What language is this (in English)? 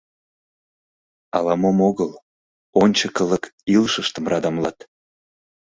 Mari